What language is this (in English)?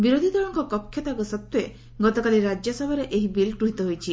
Odia